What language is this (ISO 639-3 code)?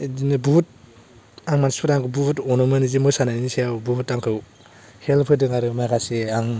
brx